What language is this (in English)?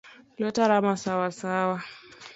Luo (Kenya and Tanzania)